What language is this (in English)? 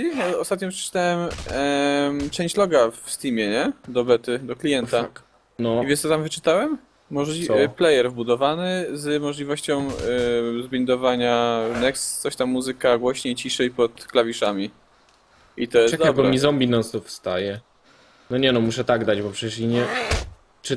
Polish